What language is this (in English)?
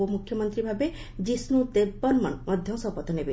Odia